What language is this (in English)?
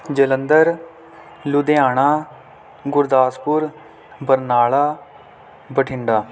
Punjabi